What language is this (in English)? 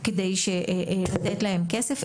Hebrew